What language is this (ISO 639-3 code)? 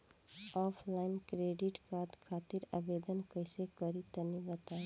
bho